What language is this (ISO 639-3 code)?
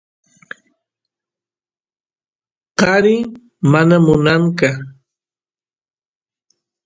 qus